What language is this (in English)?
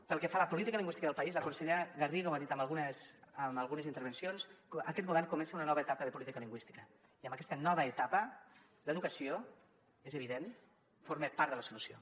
Catalan